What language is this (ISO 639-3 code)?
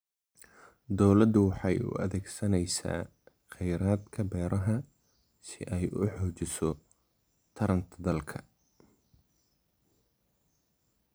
som